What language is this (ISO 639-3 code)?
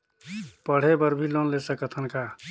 hne